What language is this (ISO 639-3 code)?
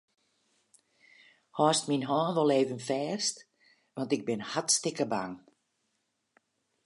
fry